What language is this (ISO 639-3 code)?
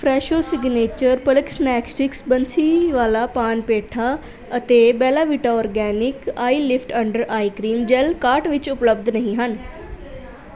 pan